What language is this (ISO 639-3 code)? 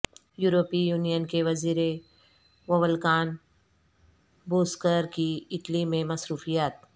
urd